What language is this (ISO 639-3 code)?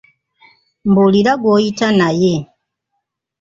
lug